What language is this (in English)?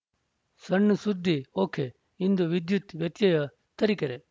Kannada